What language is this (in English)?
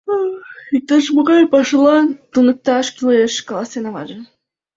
Mari